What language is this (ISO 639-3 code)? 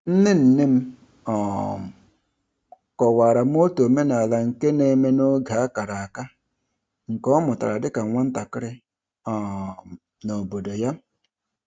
ibo